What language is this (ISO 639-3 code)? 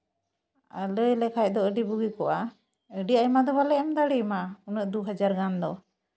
sat